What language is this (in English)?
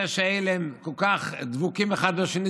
Hebrew